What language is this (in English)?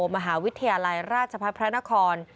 Thai